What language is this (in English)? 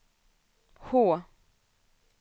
Swedish